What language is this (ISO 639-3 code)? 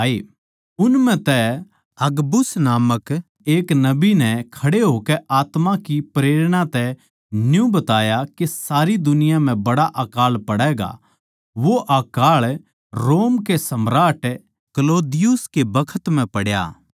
bgc